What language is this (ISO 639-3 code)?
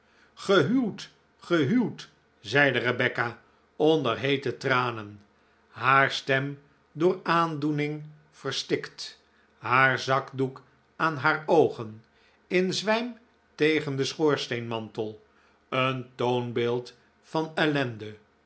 nld